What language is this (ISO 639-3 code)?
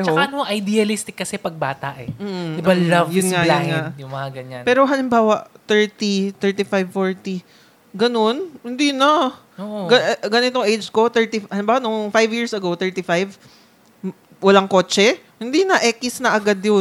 fil